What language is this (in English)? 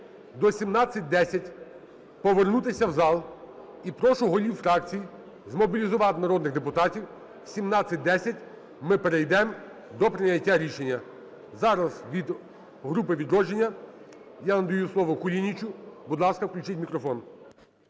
Ukrainian